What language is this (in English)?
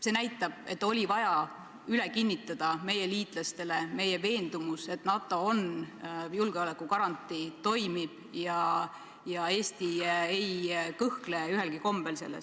Estonian